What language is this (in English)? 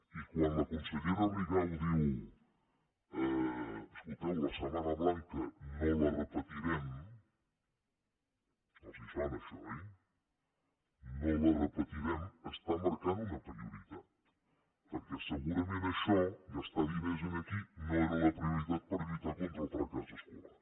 Catalan